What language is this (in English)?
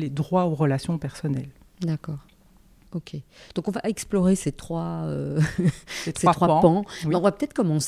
French